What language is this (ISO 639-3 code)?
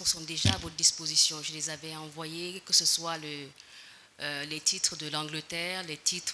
fra